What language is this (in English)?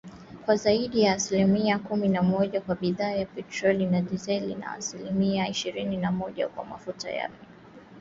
Swahili